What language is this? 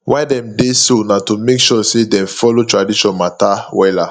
Nigerian Pidgin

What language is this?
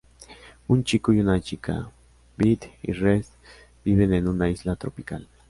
Spanish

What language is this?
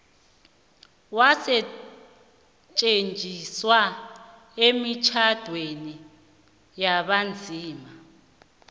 South Ndebele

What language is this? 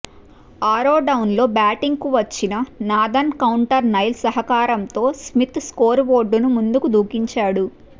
Telugu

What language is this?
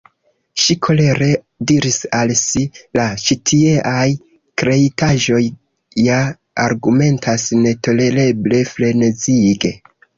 Esperanto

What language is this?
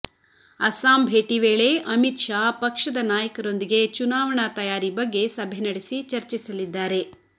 Kannada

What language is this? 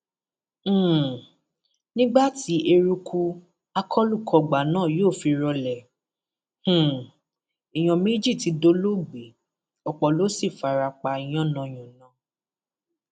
Yoruba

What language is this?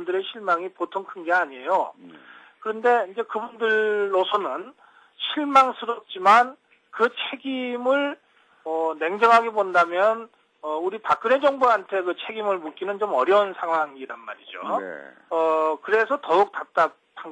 Korean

